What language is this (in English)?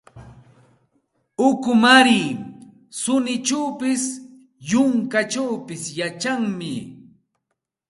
Santa Ana de Tusi Pasco Quechua